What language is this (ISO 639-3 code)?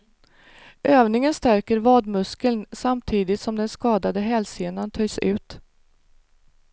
swe